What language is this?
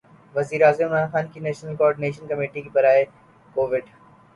Urdu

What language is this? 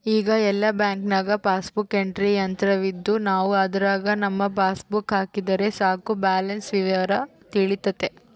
Kannada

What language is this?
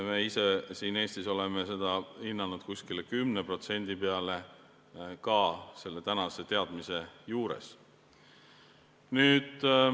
Estonian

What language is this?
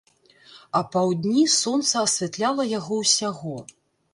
Belarusian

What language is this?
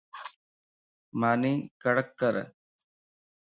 Lasi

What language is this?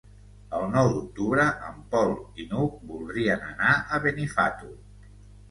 Catalan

